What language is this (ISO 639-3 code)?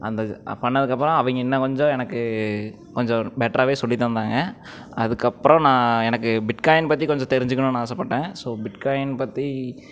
tam